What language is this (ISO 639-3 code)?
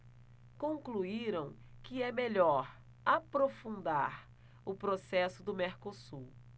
por